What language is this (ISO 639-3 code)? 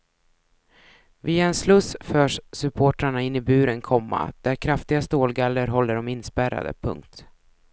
swe